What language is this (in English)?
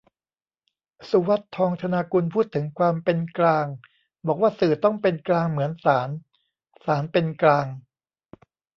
Thai